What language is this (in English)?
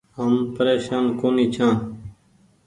Goaria